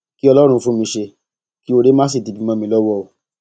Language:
Yoruba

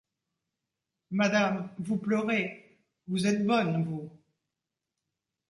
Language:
French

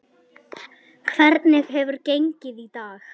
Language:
Icelandic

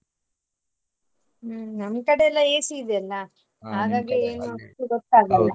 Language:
Kannada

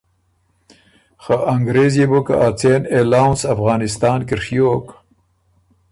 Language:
Ormuri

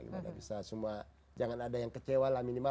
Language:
Indonesian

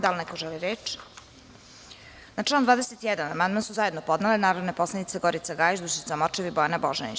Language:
Serbian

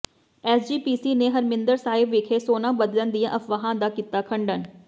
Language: Punjabi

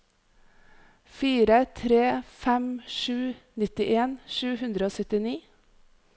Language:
Norwegian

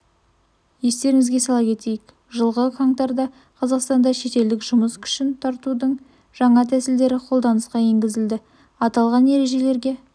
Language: Kazakh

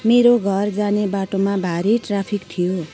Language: Nepali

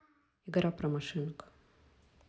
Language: Russian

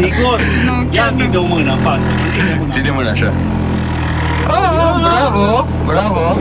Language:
Romanian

